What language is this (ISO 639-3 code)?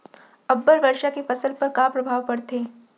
hne